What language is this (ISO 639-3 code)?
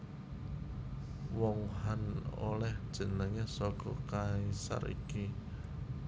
jav